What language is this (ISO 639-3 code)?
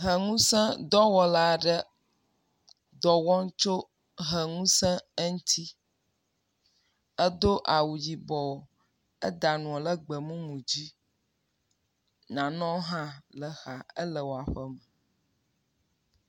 ewe